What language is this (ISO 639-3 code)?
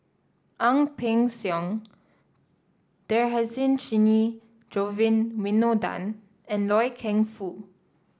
eng